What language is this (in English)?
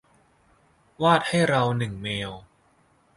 Thai